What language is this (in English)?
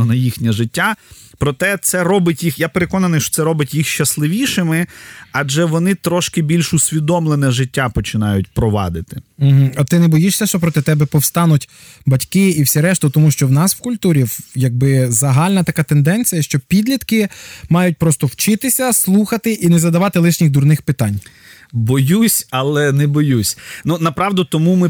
Ukrainian